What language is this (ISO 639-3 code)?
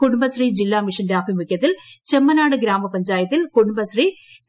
mal